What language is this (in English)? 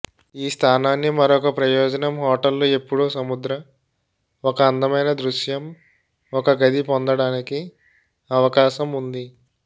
Telugu